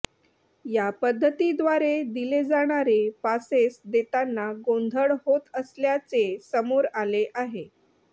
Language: Marathi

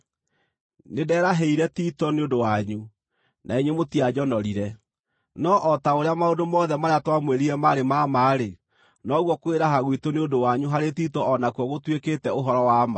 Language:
Kikuyu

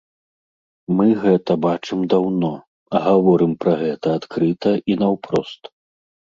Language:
Belarusian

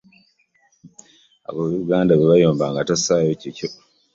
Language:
Ganda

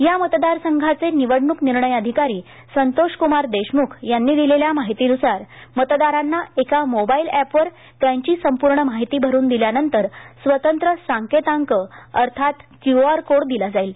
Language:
Marathi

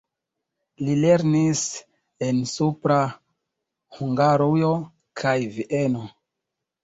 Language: Esperanto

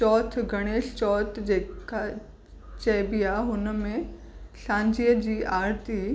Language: Sindhi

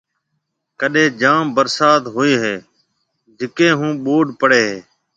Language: Marwari (Pakistan)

